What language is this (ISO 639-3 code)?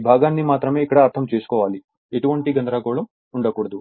tel